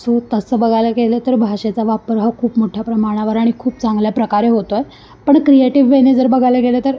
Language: Marathi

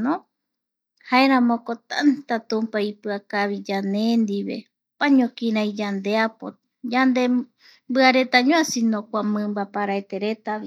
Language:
Eastern Bolivian Guaraní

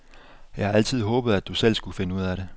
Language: Danish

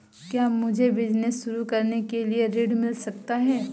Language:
Hindi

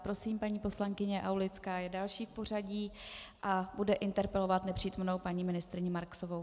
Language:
Czech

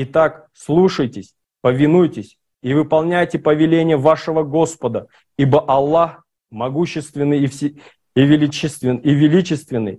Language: Russian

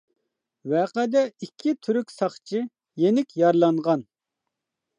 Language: Uyghur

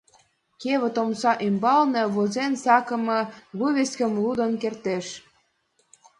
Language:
Mari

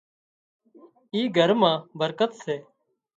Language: Wadiyara Koli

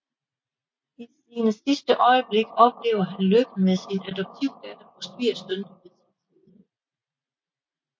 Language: Danish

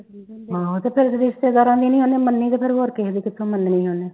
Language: Punjabi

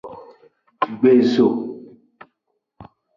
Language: Aja (Benin)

